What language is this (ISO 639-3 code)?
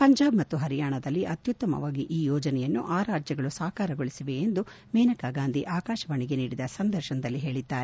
kan